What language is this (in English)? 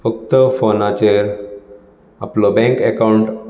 Konkani